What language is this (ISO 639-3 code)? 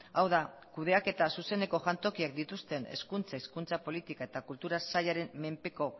eus